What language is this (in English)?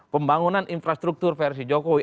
Indonesian